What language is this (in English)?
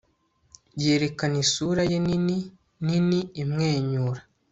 Kinyarwanda